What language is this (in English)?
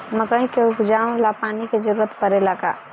Bhojpuri